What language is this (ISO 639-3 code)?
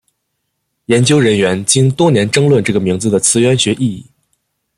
zho